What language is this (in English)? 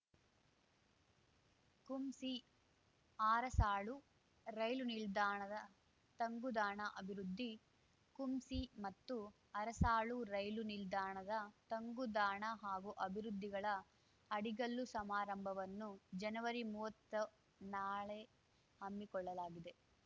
Kannada